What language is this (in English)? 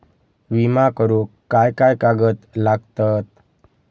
Marathi